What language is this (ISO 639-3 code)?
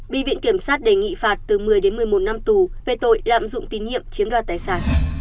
vie